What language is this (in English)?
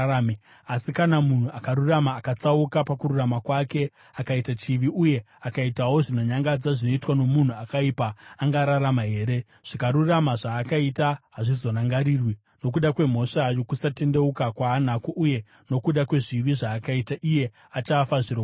Shona